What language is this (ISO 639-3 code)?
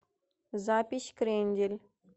rus